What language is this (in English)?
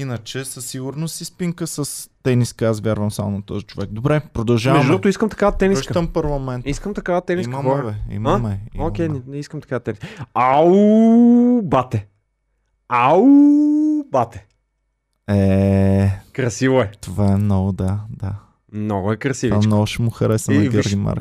Bulgarian